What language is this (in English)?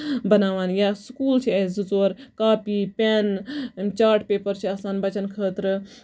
Kashmiri